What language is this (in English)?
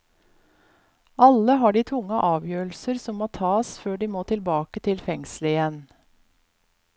Norwegian